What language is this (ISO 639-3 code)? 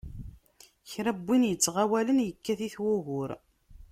kab